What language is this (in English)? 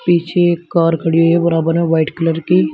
Hindi